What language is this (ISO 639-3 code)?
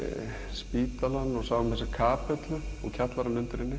isl